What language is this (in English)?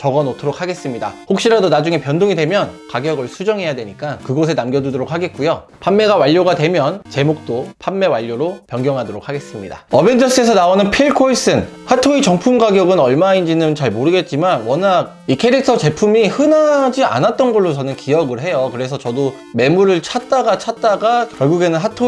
Korean